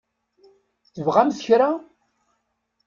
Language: Kabyle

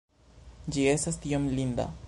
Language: Esperanto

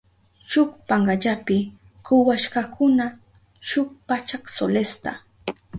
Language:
Southern Pastaza Quechua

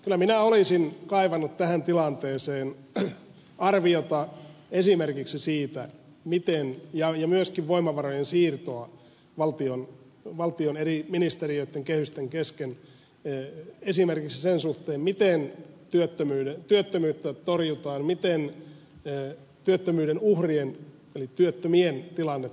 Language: Finnish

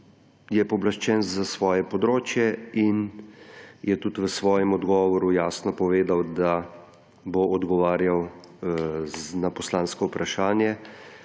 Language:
Slovenian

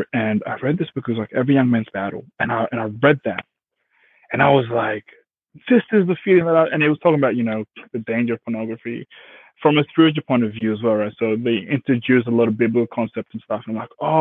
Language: English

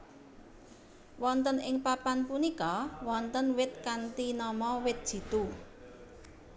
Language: Javanese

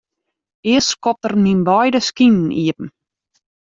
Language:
Western Frisian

